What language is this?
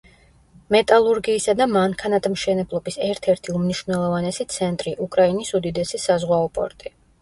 Georgian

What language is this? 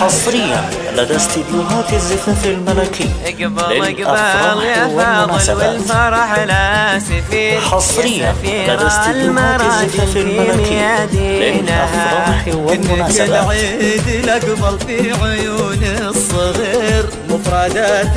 Arabic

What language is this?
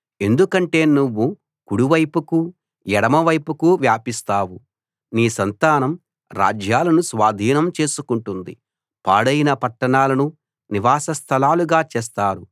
Telugu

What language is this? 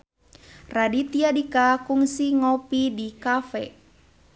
Sundanese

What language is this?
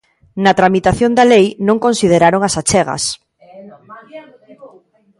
Galician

